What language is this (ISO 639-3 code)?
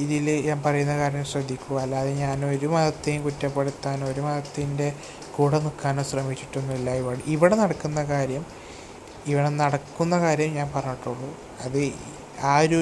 mal